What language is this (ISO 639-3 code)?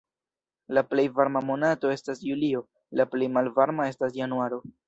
epo